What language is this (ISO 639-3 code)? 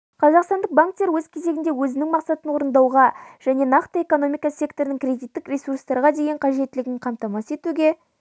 kaz